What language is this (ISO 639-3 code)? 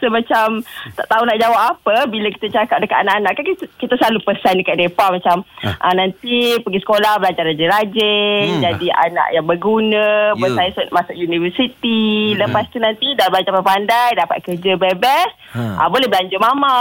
msa